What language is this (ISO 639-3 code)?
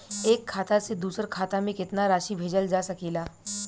bho